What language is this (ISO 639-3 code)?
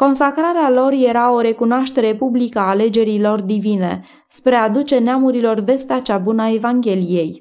ron